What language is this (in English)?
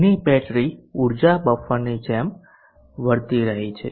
Gujarati